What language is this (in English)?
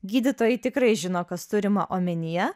Lithuanian